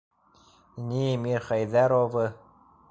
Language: Bashkir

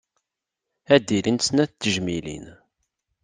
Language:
Kabyle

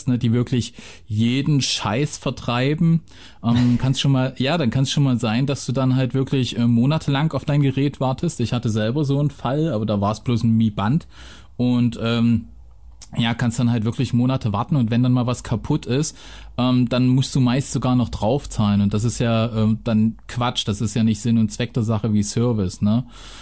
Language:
German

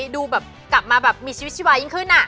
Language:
Thai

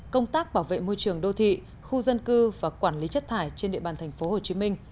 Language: Vietnamese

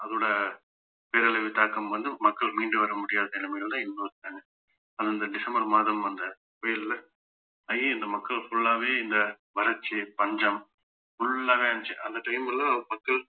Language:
Tamil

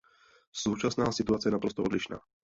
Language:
Czech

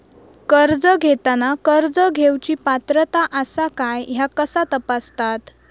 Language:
Marathi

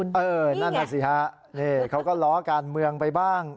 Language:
Thai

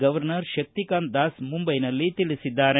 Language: Kannada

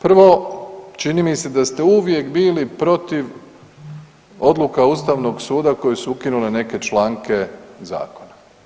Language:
Croatian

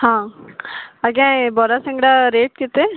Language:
Odia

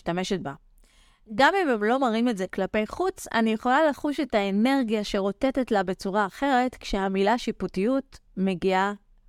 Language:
Hebrew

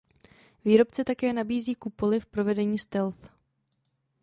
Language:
Czech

